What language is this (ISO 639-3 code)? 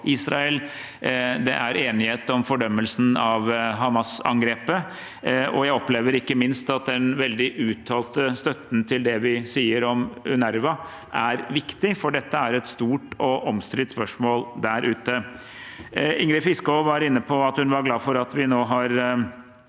nor